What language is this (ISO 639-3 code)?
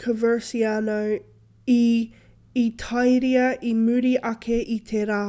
mri